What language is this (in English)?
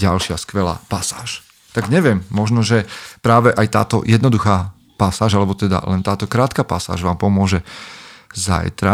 Slovak